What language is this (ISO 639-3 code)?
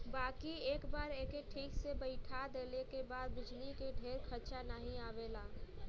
bho